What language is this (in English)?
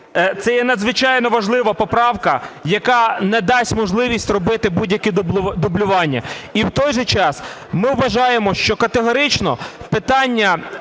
Ukrainian